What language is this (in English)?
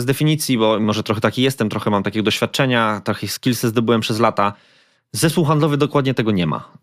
Polish